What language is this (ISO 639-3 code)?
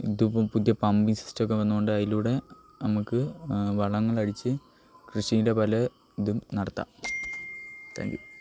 mal